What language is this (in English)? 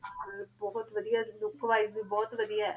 Punjabi